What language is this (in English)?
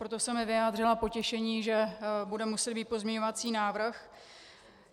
Czech